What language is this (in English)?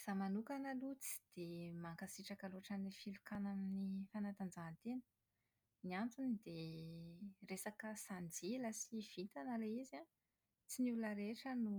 Malagasy